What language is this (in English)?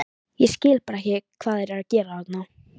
Icelandic